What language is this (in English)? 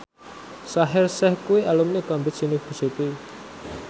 Javanese